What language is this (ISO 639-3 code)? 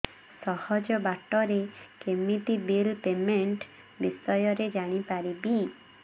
ori